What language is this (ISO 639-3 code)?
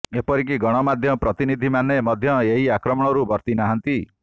ori